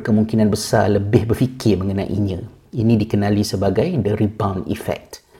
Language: Malay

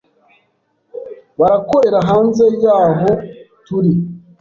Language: Kinyarwanda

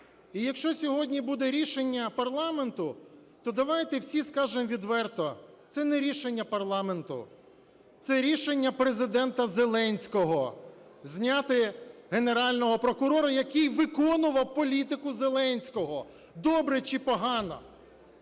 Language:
Ukrainian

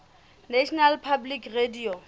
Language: Southern Sotho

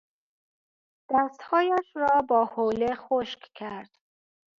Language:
Persian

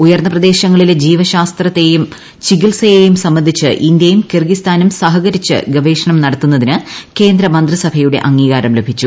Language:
Malayalam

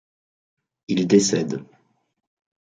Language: French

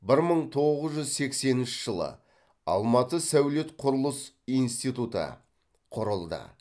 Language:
Kazakh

